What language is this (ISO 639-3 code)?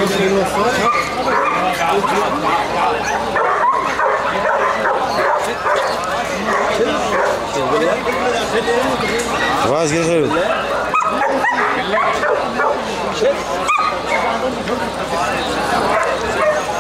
ara